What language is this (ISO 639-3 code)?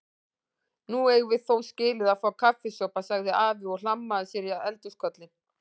isl